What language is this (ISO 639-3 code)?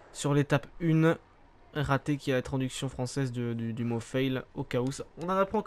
fra